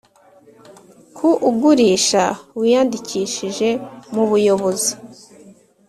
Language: Kinyarwanda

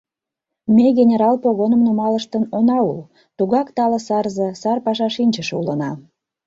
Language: Mari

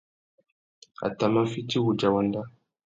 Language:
Tuki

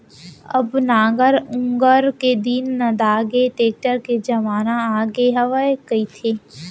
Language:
Chhattisgarhi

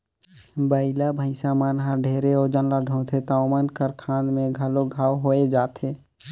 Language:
Chhattisgarhi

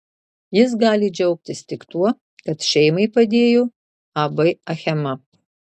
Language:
Lithuanian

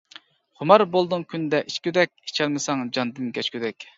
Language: Uyghur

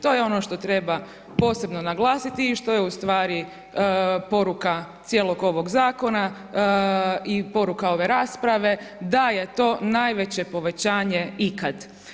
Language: Croatian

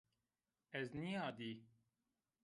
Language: Zaza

